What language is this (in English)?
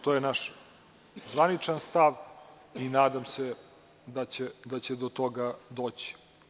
Serbian